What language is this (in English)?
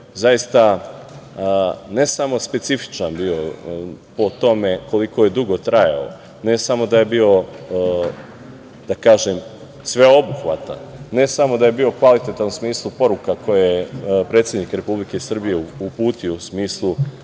Serbian